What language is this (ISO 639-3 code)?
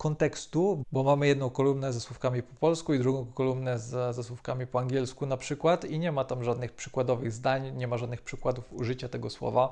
pol